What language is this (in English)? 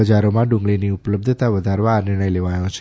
Gujarati